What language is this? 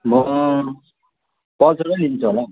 Nepali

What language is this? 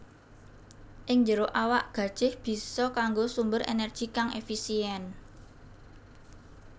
Javanese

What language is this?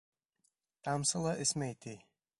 Bashkir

